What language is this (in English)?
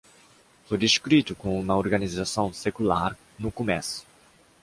Portuguese